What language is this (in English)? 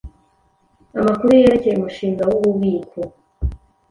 Kinyarwanda